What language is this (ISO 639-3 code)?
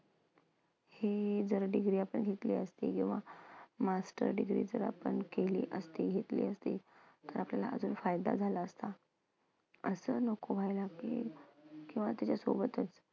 mar